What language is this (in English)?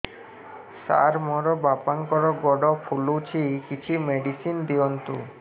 Odia